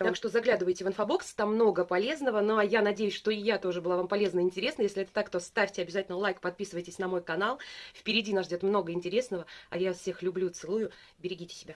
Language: Russian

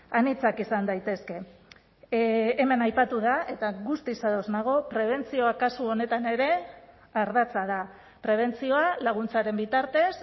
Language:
Basque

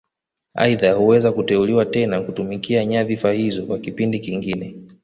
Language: Swahili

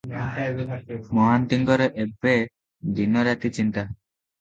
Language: Odia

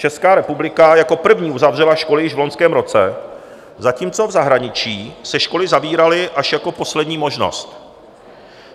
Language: Czech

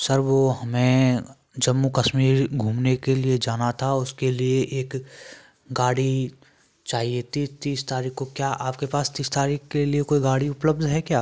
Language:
Hindi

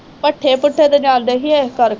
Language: Punjabi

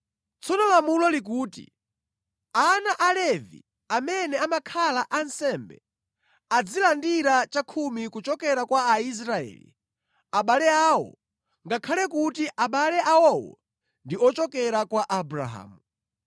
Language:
Nyanja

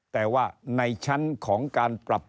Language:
Thai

